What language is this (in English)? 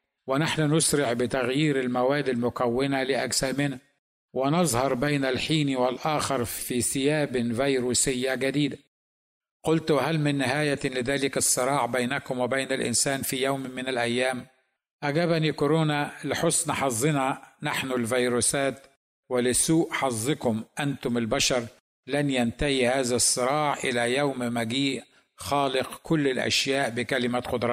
Arabic